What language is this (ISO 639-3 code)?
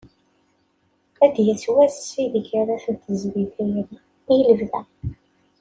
kab